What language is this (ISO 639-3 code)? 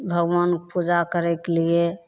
mai